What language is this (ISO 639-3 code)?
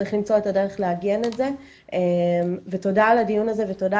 heb